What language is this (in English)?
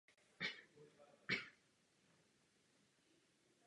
Czech